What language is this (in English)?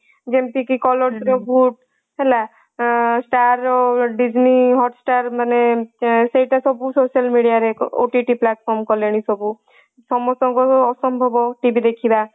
Odia